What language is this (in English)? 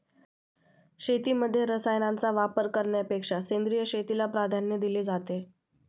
Marathi